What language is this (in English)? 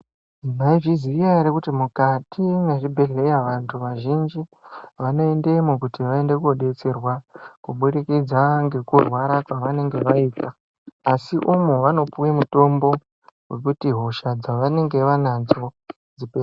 Ndau